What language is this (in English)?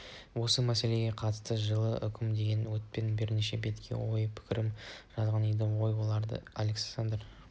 Kazakh